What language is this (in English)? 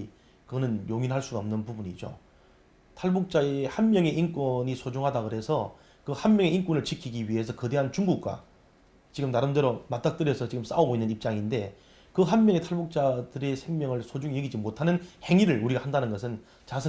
Korean